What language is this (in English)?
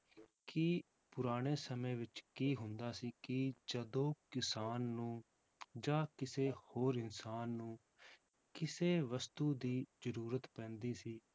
Punjabi